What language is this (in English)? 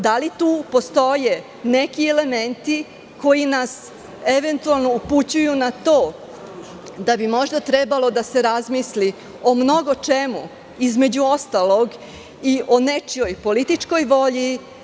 Serbian